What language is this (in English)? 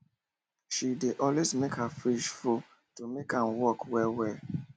Nigerian Pidgin